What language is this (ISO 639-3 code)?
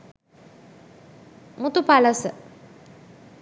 sin